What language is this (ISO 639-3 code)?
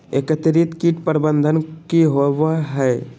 mag